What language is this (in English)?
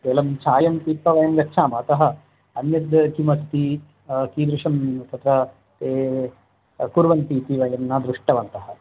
Sanskrit